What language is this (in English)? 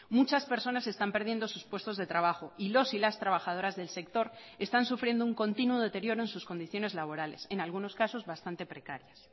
Spanish